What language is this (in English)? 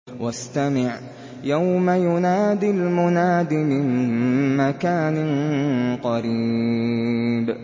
Arabic